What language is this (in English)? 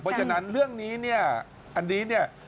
Thai